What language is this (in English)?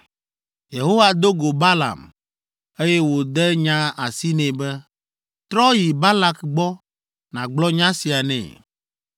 Ewe